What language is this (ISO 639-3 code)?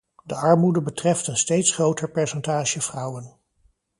nld